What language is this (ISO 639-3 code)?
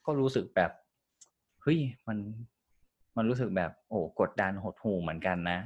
tha